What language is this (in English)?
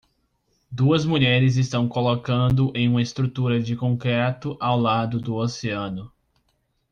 Portuguese